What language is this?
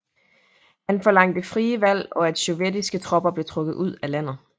Danish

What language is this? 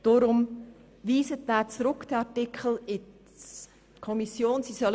Swiss German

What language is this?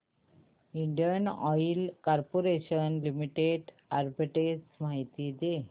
Marathi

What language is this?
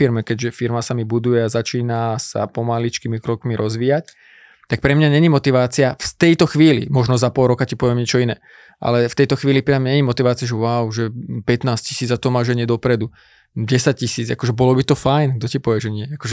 Slovak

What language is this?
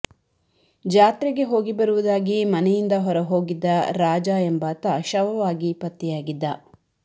Kannada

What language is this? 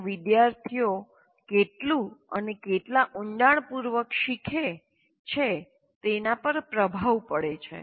Gujarati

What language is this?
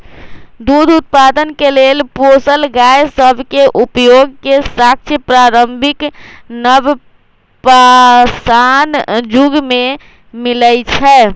Magahi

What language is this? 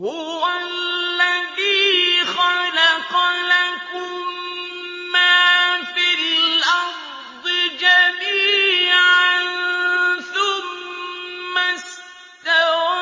Arabic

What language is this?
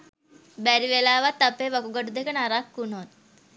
Sinhala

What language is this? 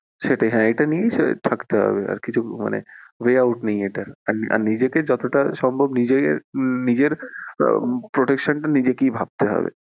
Bangla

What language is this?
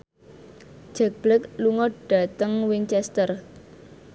Javanese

